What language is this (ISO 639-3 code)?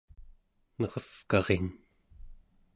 esu